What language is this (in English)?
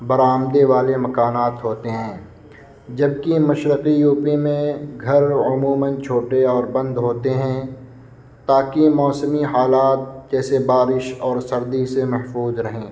Urdu